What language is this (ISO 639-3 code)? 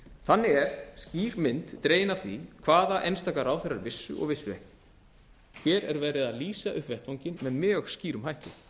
isl